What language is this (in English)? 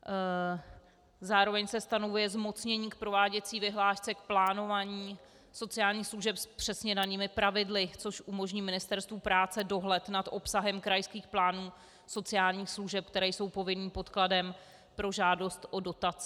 Czech